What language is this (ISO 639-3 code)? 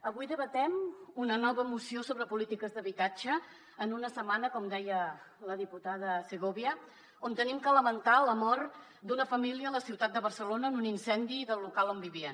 cat